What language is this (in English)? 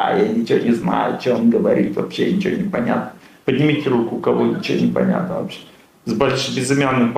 Russian